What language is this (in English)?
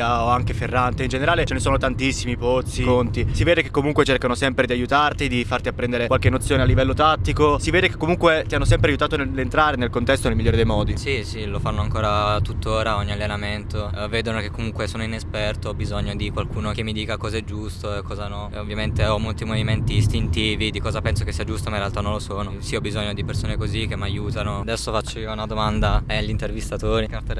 Italian